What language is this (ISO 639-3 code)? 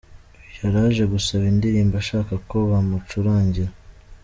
kin